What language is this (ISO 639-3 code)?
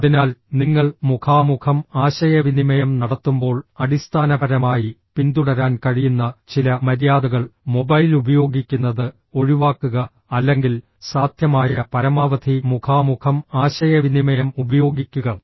mal